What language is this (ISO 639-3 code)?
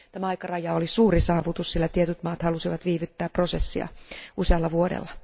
fin